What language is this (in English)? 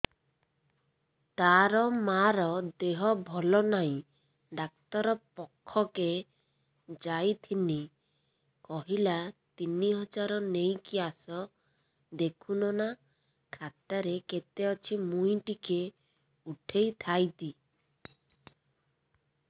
Odia